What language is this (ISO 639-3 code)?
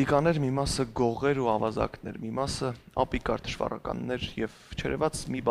ron